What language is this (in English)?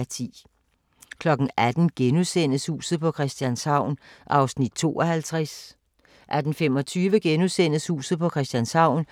Danish